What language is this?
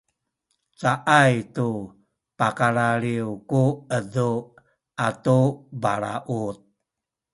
Sakizaya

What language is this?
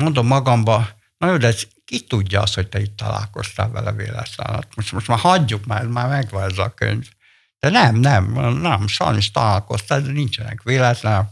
Hungarian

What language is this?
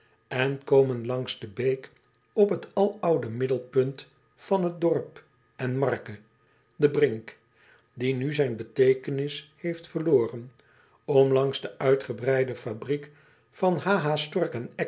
Dutch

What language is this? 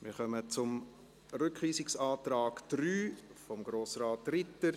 Swiss German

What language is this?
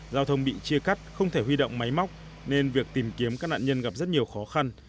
Vietnamese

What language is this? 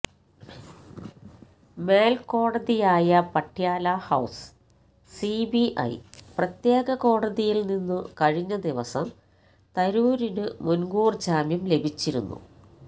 Malayalam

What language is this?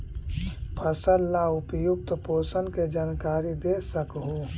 Magahi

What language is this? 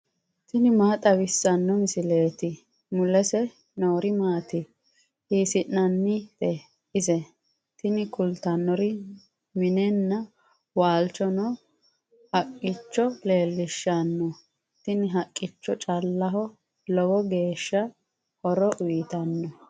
Sidamo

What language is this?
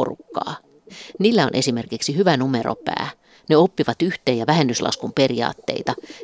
Finnish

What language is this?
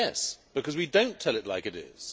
English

